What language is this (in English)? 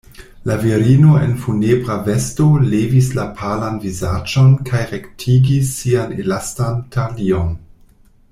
Esperanto